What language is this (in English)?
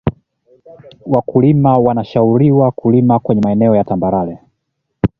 Swahili